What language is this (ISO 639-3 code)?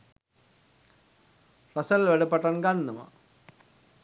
sin